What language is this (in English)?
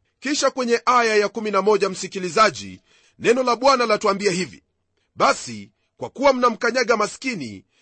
Swahili